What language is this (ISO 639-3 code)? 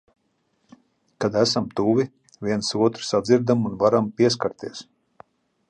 lav